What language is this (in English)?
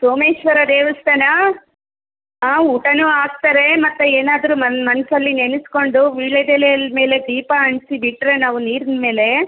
Kannada